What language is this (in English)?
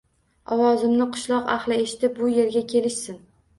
Uzbek